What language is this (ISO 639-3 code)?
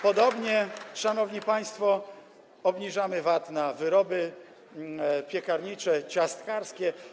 pol